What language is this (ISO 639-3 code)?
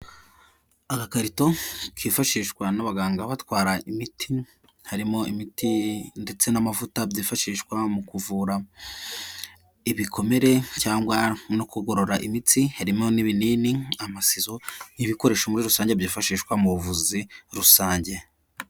kin